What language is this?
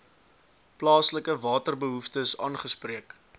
Afrikaans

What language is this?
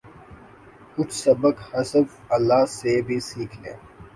Urdu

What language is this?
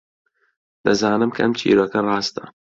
Central Kurdish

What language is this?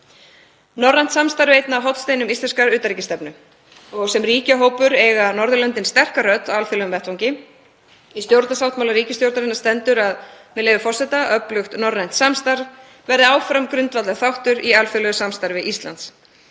Icelandic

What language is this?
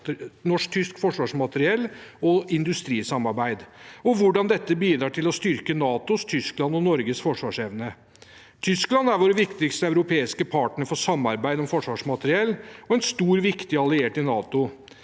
Norwegian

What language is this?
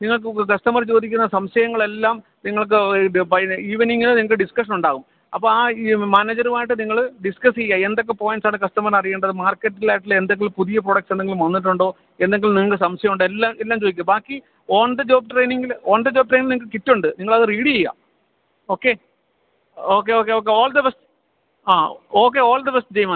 Malayalam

